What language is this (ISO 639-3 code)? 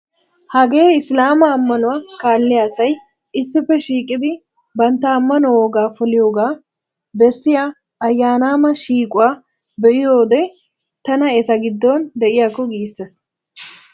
wal